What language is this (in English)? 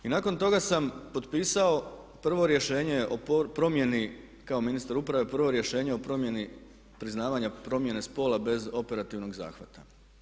Croatian